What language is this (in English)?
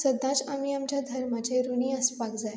Konkani